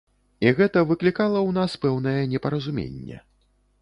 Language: Belarusian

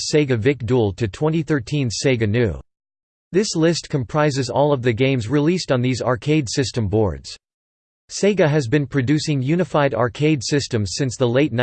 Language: English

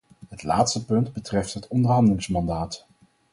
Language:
Dutch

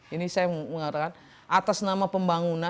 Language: Indonesian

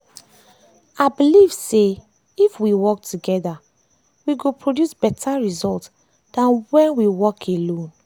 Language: Nigerian Pidgin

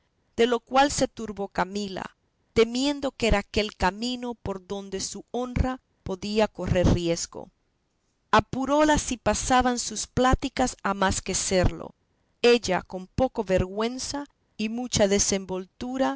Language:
Spanish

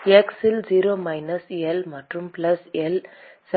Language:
Tamil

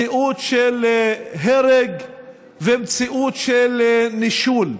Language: Hebrew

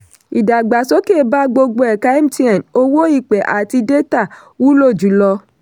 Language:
Yoruba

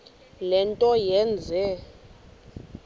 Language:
Xhosa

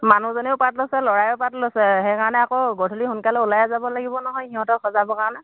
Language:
Assamese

